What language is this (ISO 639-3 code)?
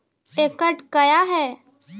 mai